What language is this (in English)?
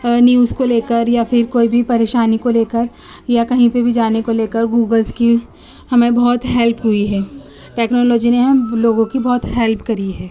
Urdu